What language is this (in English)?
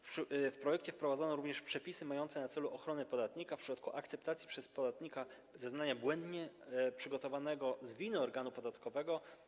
Polish